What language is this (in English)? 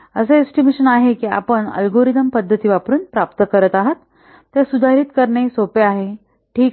Marathi